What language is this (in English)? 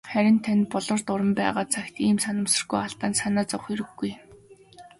Mongolian